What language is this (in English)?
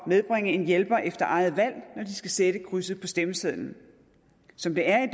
Danish